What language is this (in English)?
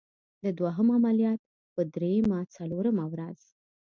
Pashto